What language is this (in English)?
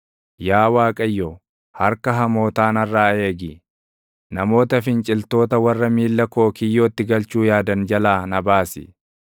Oromo